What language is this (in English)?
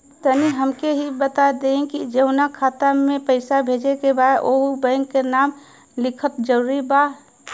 Bhojpuri